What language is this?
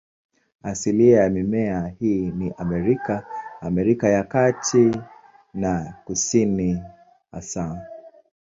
Swahili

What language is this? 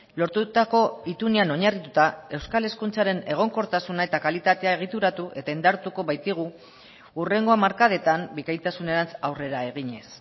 Basque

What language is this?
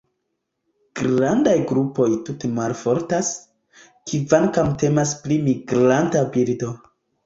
Esperanto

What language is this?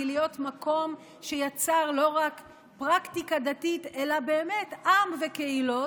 Hebrew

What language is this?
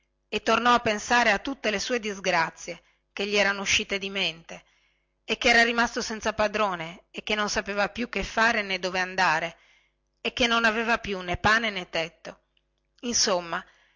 Italian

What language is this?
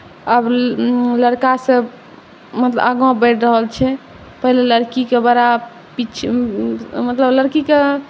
Maithili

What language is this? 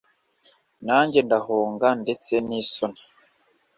Kinyarwanda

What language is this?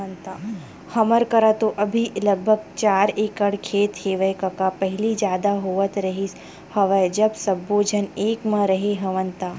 Chhattisgarhi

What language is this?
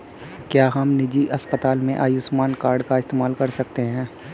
Hindi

